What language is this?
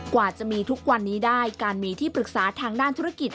Thai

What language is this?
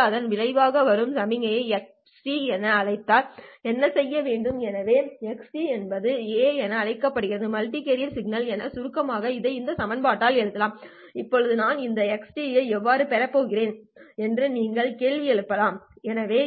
Tamil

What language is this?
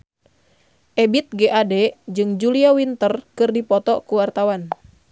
Sundanese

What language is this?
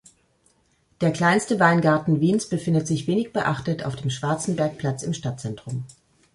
German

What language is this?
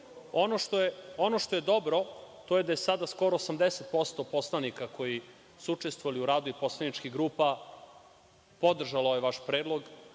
Serbian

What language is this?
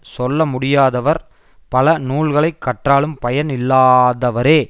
Tamil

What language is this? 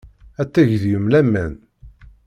Kabyle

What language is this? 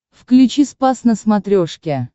Russian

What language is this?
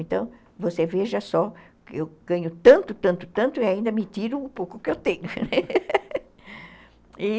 Portuguese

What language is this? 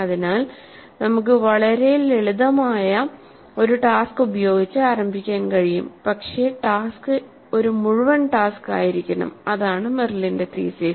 Malayalam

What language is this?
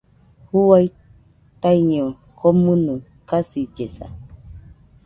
Nüpode Huitoto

